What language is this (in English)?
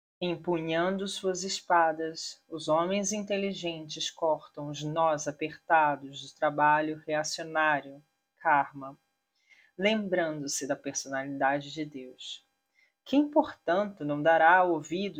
Portuguese